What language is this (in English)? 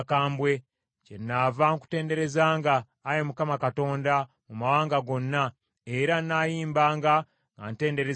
Ganda